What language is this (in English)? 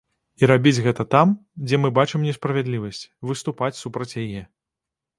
Belarusian